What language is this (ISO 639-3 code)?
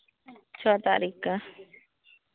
mai